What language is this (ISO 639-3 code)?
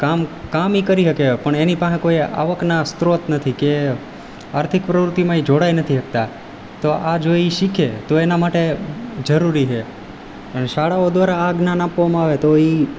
guj